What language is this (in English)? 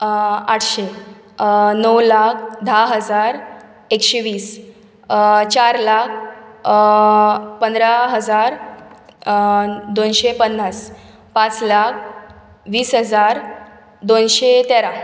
Konkani